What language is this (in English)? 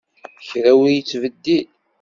Kabyle